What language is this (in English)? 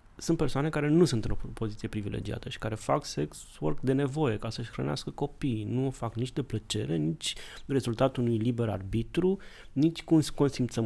Romanian